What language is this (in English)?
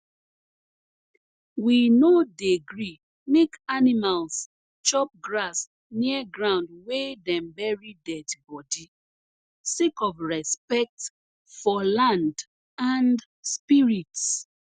Nigerian Pidgin